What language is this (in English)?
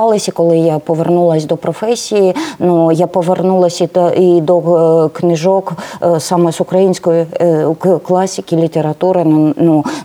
Ukrainian